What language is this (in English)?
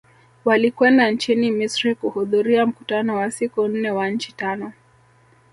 Swahili